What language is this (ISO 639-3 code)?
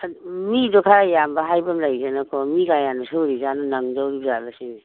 mni